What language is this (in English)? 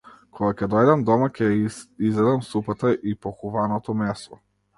Macedonian